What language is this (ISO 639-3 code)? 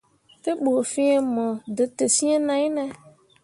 mua